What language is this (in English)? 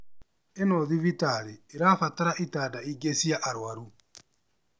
Kikuyu